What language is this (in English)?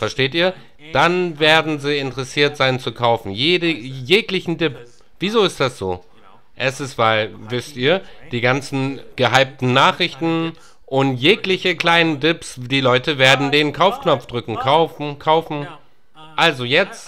German